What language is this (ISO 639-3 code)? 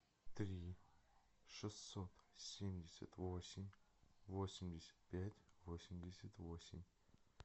rus